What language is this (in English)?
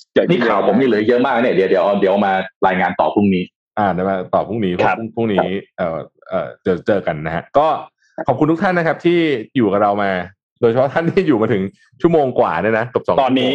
Thai